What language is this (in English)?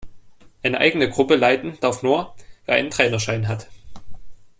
German